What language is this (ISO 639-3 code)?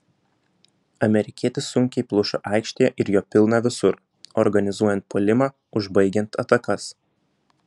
lit